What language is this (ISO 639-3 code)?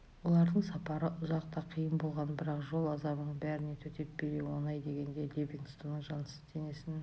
kaz